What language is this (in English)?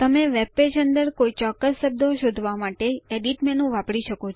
Gujarati